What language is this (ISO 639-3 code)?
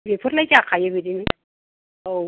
brx